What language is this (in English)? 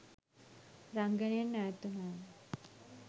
Sinhala